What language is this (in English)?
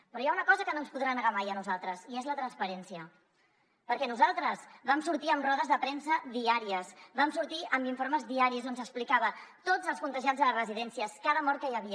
Catalan